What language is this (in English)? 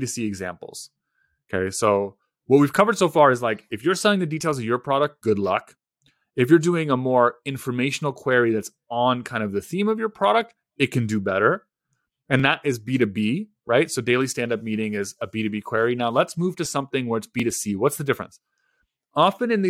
English